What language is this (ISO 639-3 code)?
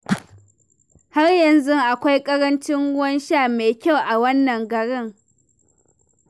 hau